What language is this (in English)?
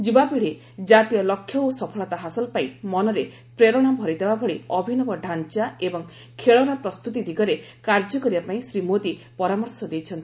Odia